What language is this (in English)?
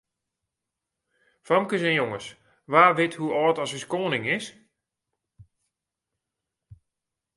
Western Frisian